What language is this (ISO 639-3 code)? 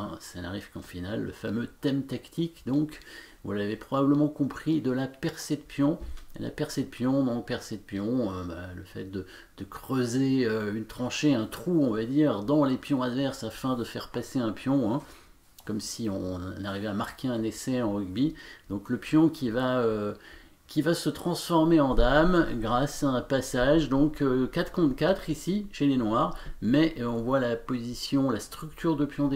fra